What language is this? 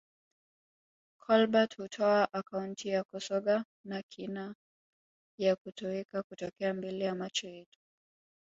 Swahili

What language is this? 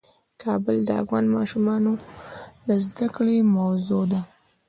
Pashto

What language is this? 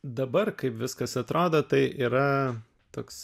Lithuanian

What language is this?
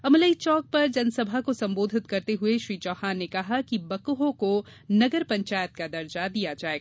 Hindi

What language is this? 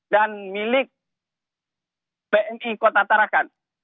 Indonesian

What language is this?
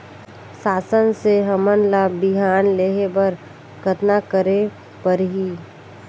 Chhattisgarhi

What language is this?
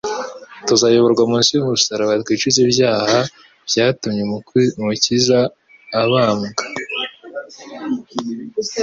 Kinyarwanda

